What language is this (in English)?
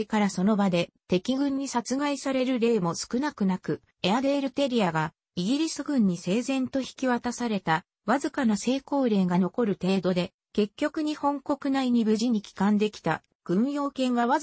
Japanese